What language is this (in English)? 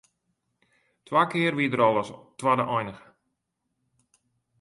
Western Frisian